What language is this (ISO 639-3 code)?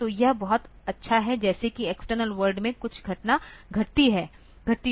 hin